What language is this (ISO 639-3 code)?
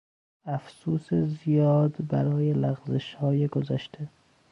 fas